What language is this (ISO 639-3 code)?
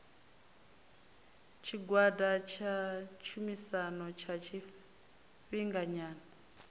ven